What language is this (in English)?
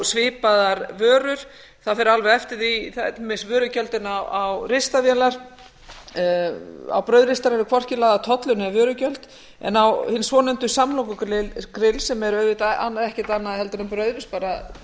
Icelandic